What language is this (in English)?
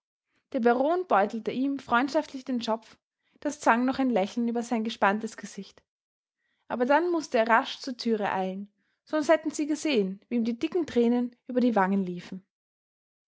German